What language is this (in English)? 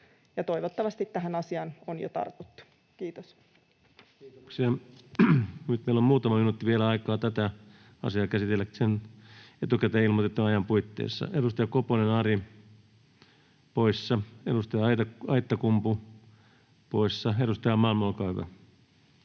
Finnish